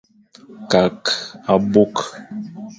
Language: Fang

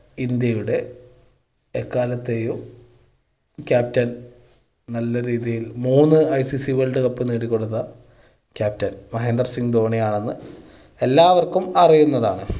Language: Malayalam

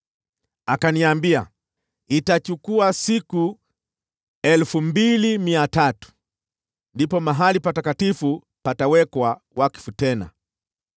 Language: Swahili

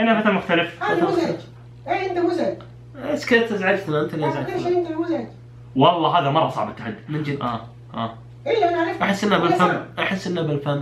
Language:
Arabic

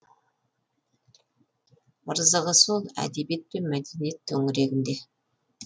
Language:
Kazakh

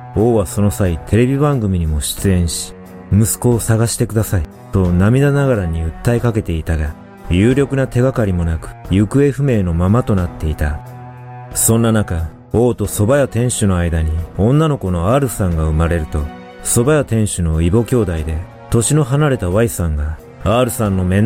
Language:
Japanese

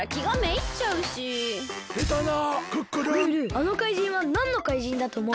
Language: Japanese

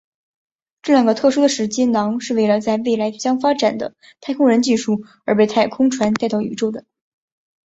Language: Chinese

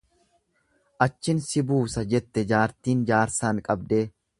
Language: Oromo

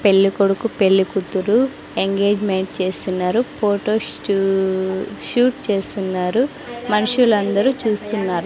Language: Telugu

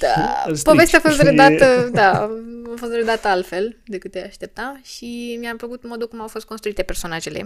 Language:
Romanian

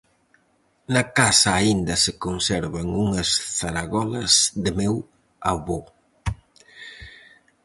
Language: Galician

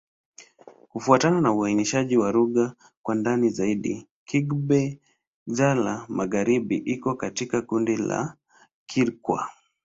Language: Swahili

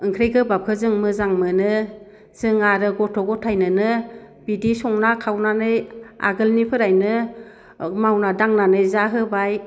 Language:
Bodo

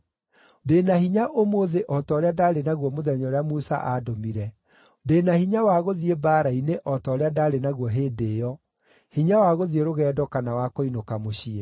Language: Kikuyu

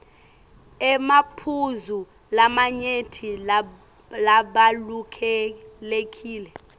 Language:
Swati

